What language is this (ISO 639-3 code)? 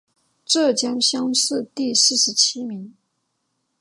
zho